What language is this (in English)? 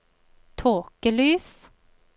Norwegian